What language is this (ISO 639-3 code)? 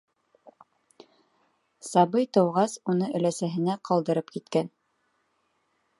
bak